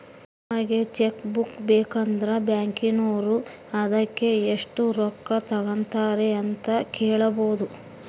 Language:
Kannada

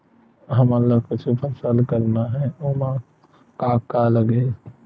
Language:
Chhattisgarhi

